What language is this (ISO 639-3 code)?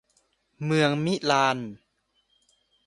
tha